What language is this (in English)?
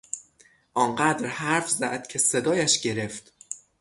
Persian